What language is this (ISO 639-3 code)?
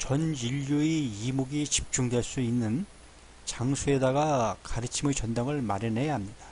kor